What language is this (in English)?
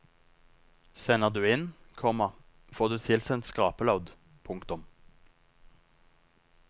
Norwegian